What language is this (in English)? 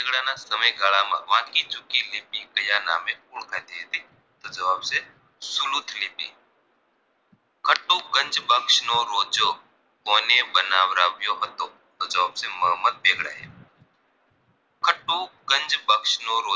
Gujarati